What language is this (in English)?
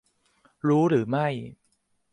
Thai